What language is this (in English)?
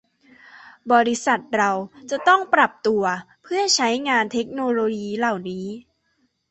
Thai